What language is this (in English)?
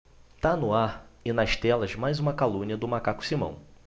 Portuguese